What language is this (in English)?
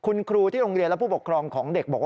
Thai